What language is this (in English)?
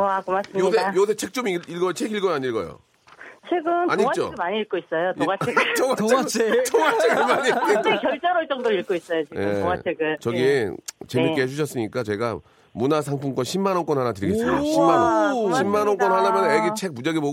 Korean